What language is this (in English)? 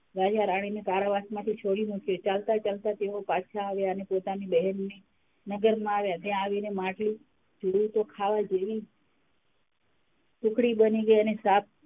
Gujarati